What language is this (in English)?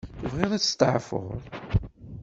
Kabyle